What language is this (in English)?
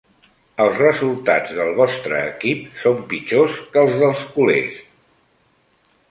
Catalan